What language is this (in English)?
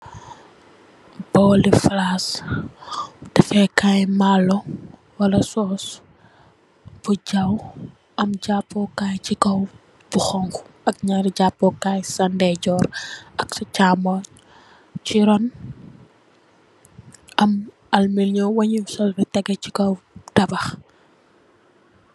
Wolof